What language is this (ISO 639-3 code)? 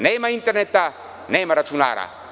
srp